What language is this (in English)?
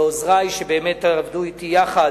Hebrew